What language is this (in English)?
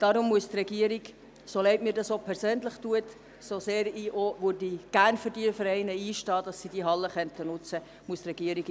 Swiss German